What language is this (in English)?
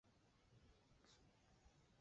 Chinese